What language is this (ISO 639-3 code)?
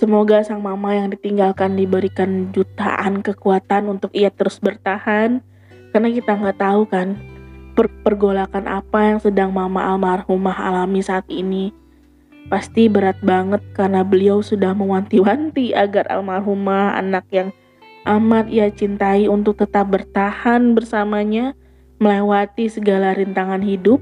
ind